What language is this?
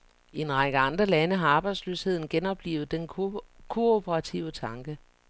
Danish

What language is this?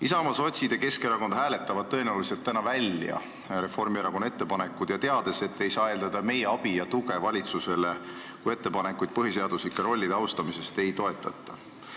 Estonian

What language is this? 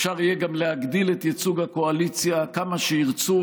Hebrew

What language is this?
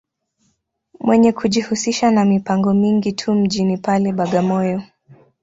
Swahili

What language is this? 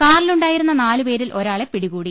Malayalam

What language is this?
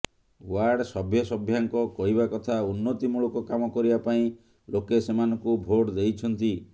Odia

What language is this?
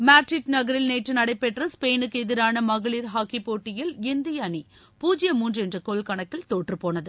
Tamil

